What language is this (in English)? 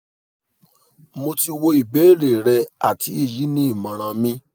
Yoruba